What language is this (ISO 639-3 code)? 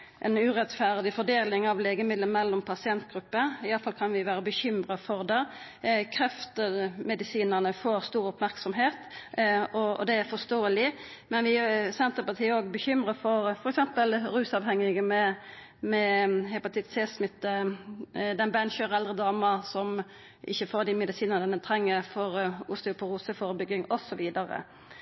nno